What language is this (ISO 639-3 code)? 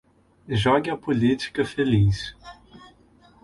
por